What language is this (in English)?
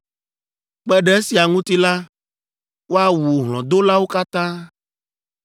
Ewe